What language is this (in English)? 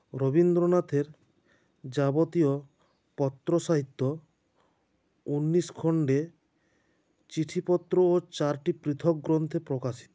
Bangla